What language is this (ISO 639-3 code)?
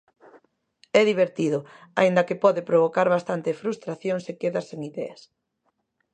glg